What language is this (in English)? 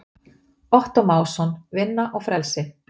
Icelandic